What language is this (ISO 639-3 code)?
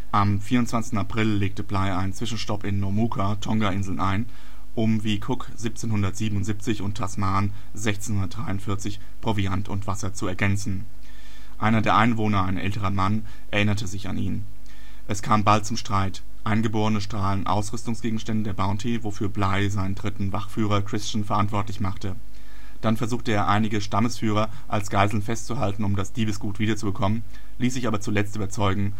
deu